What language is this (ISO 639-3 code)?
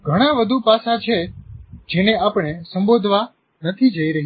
guj